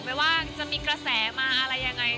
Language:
Thai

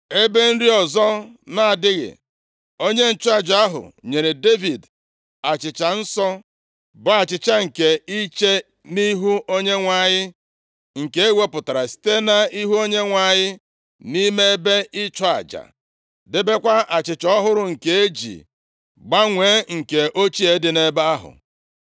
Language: Igbo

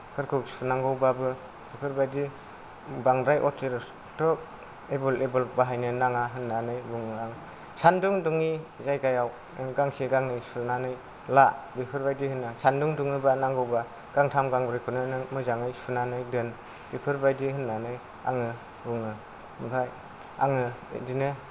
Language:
Bodo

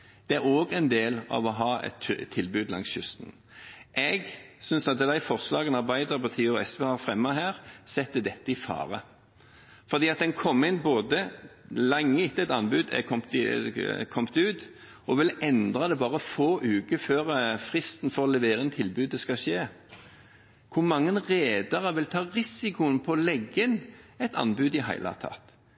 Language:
Norwegian Bokmål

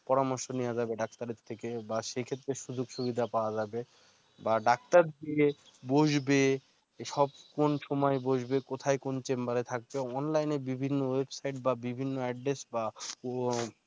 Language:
Bangla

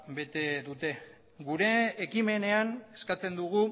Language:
Basque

